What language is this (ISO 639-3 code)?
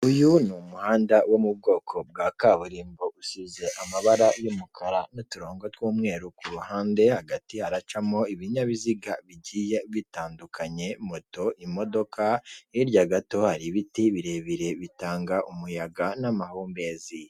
kin